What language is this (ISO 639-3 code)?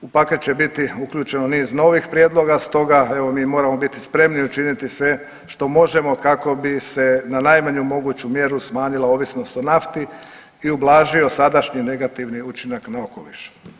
hrv